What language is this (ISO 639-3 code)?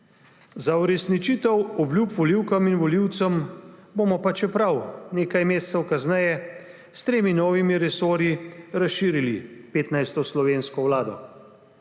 slv